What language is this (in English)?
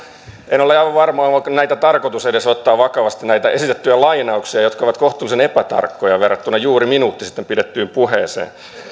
Finnish